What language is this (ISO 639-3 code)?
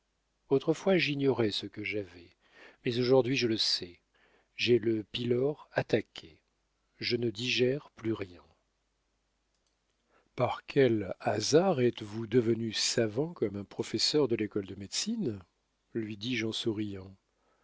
fra